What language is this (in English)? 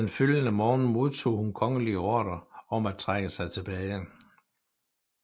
Danish